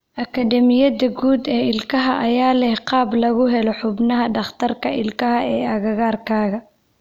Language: Somali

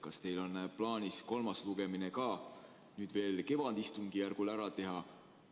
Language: Estonian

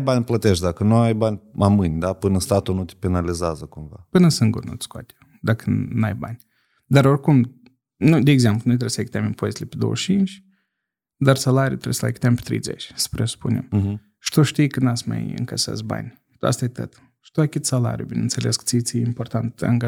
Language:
Romanian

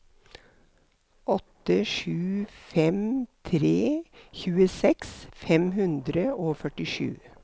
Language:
Norwegian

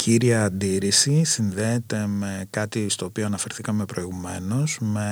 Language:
Greek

